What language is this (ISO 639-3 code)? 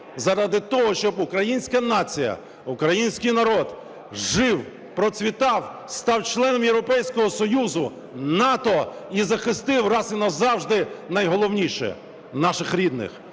ukr